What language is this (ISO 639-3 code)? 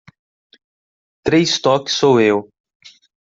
por